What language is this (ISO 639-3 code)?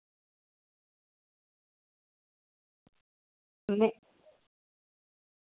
doi